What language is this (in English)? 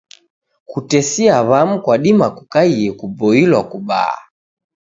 Taita